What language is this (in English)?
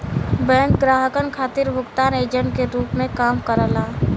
Bhojpuri